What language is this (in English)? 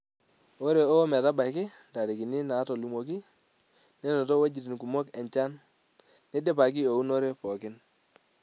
Masai